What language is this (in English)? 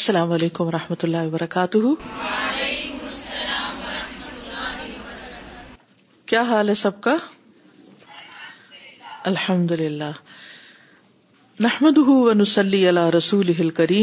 Urdu